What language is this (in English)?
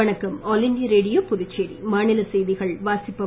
Tamil